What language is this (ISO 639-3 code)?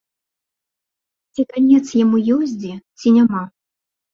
bel